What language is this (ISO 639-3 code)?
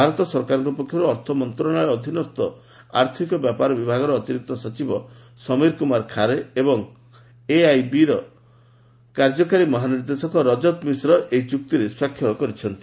ori